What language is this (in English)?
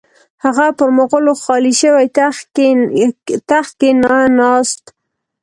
Pashto